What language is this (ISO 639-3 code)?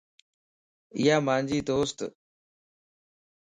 lss